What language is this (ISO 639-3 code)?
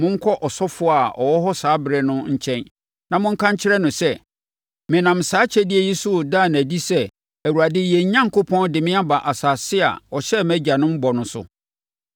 aka